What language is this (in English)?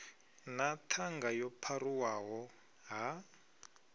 Venda